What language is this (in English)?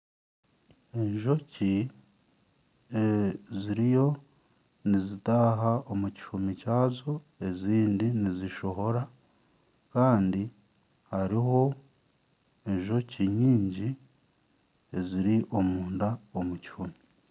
Nyankole